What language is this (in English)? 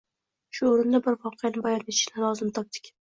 Uzbek